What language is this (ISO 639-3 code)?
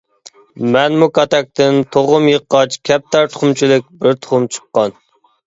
uig